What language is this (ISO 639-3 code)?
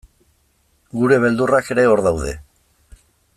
eus